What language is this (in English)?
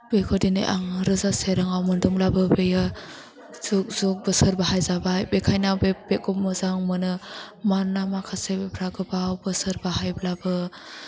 Bodo